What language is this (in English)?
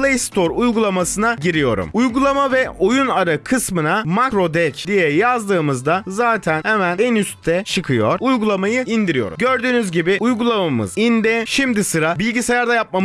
Turkish